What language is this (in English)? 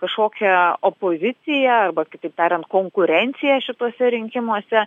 Lithuanian